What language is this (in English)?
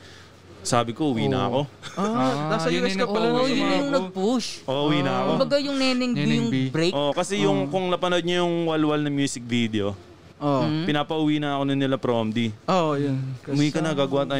Filipino